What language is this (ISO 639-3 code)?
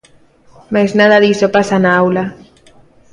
glg